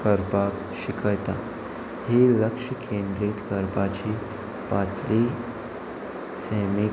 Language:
Konkani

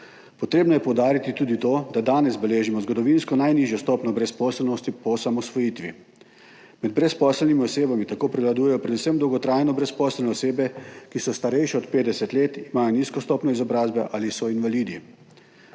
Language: Slovenian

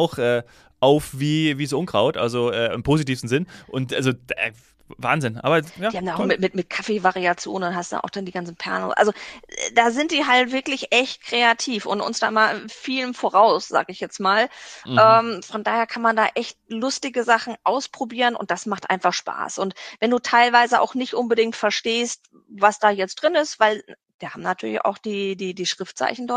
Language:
German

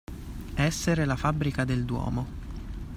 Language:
Italian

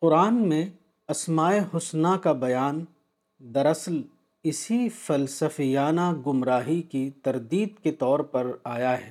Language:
Urdu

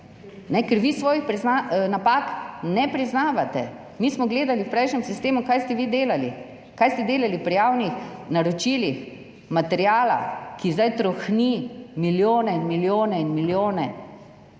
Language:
Slovenian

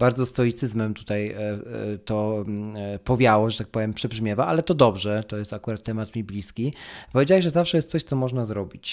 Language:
Polish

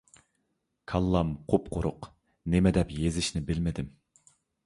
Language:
Uyghur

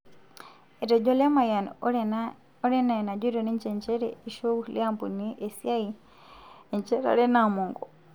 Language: Masai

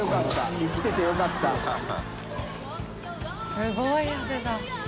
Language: Japanese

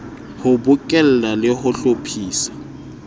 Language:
Southern Sotho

